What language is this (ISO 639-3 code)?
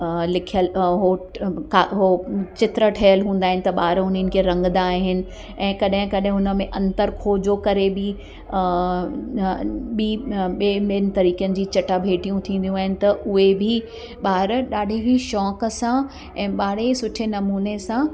snd